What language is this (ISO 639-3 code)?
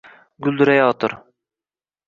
uzb